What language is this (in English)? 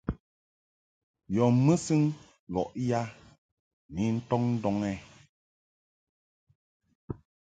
Mungaka